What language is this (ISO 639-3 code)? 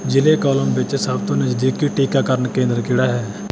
pan